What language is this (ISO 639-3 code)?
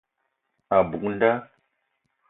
eto